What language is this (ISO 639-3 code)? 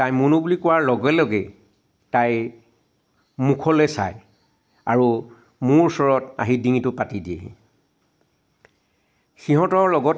asm